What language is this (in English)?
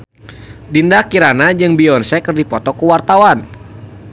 Sundanese